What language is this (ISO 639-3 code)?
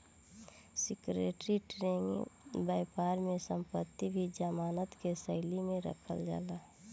bho